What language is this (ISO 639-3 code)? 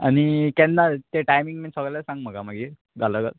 kok